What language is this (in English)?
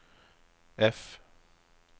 Norwegian